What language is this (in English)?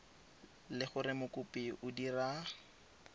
Tswana